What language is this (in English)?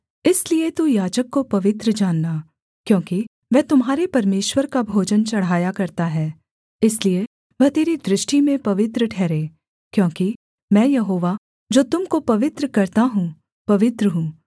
Hindi